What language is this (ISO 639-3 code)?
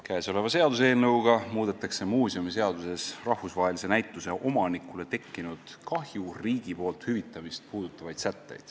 est